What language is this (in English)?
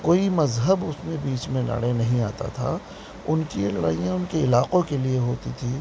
Urdu